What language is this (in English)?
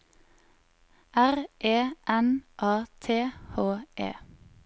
Norwegian